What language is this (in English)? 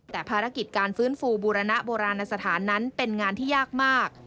Thai